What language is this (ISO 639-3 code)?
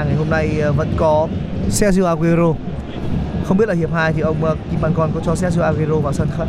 vie